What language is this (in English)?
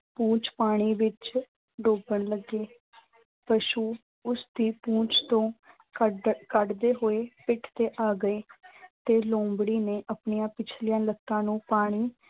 Punjabi